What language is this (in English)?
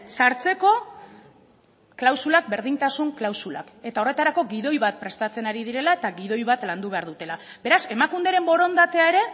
Basque